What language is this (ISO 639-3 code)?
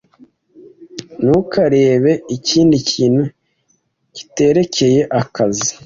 kin